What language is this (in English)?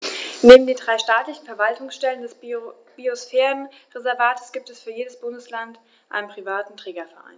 German